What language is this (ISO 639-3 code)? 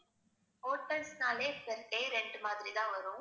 tam